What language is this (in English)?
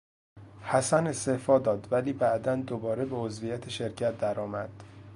Persian